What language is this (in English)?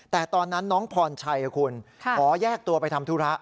Thai